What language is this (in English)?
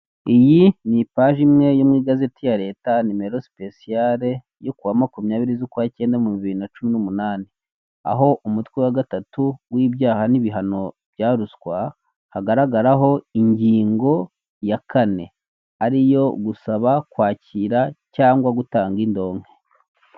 Kinyarwanda